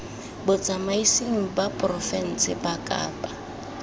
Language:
Tswana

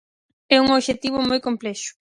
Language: Galician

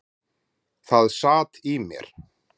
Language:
Icelandic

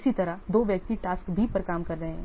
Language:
Hindi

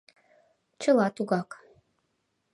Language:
Mari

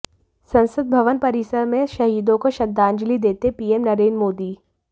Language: Hindi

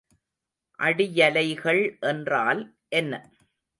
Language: Tamil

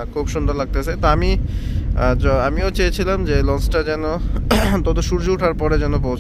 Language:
Turkish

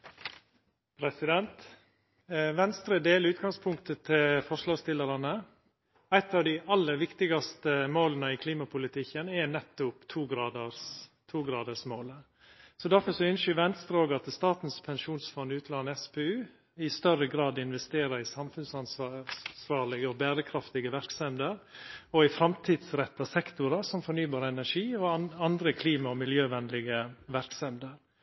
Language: Norwegian Nynorsk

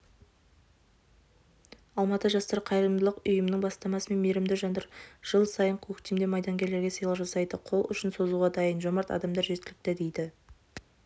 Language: Kazakh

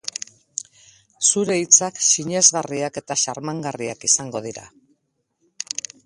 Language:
Basque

